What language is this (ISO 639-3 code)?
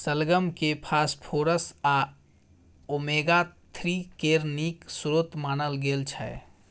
mai